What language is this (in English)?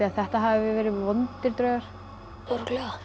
Icelandic